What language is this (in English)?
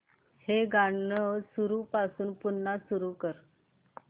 Marathi